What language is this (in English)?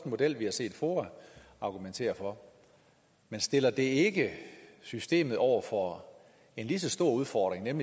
Danish